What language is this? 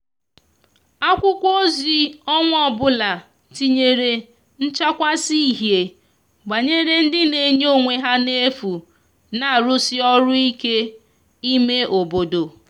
Igbo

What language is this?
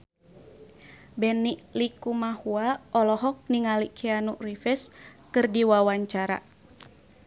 Sundanese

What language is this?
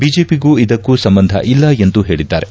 Kannada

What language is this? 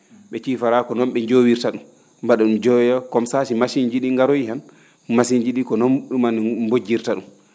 Fula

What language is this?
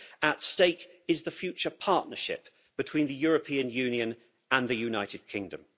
English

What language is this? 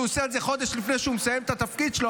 Hebrew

